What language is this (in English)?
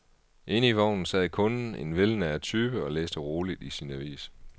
Danish